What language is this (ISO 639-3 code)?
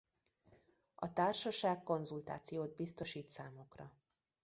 hun